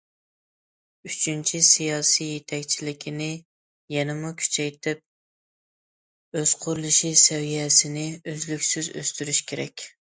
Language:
Uyghur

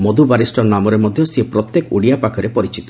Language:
Odia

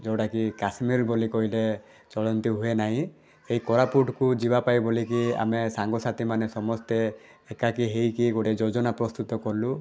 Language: Odia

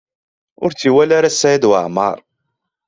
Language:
Kabyle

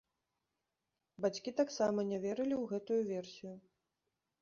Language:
Belarusian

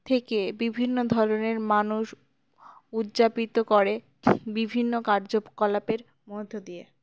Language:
Bangla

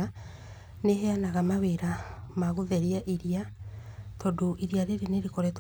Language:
Kikuyu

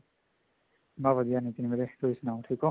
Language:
Punjabi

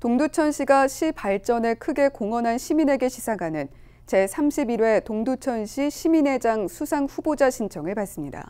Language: Korean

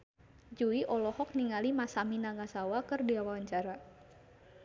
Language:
Sundanese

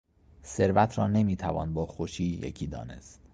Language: Persian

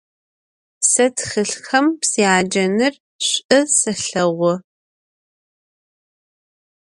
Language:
Adyghe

